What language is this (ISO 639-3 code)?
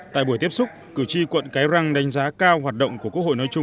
vie